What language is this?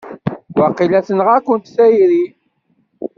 Kabyle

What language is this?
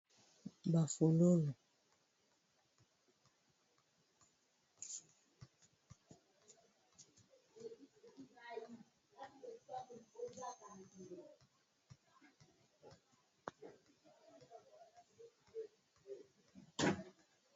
Lingala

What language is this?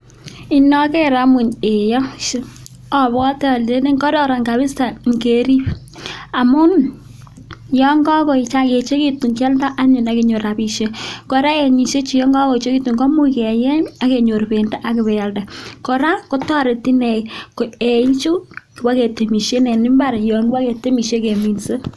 Kalenjin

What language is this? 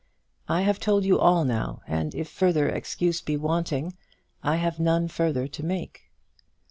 English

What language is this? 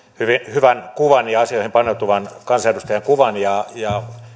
Finnish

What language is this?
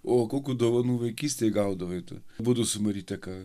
Lithuanian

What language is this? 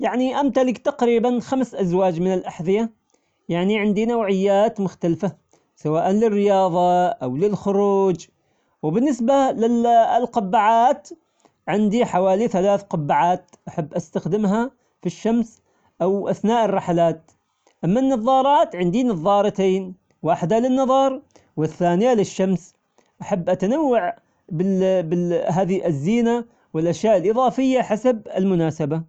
Omani Arabic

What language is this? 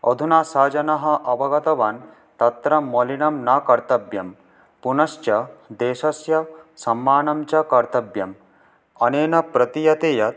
Sanskrit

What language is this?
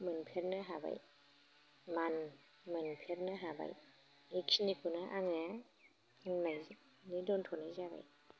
Bodo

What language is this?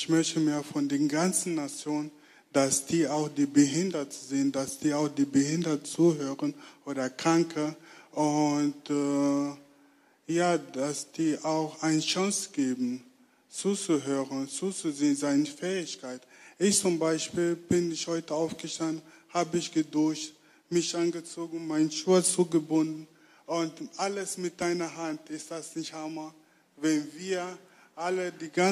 German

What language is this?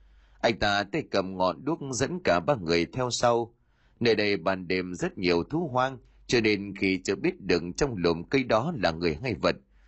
Vietnamese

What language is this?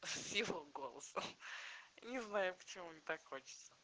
Russian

